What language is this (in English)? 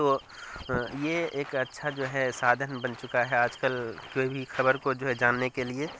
Urdu